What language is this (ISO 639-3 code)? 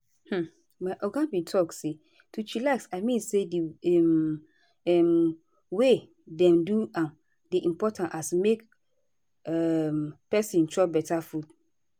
pcm